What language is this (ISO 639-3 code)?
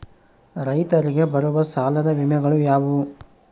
kan